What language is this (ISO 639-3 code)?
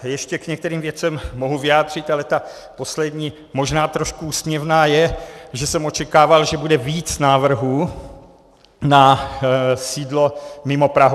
ces